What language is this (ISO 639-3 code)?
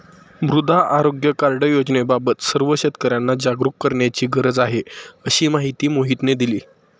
mar